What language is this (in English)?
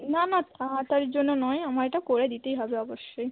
Bangla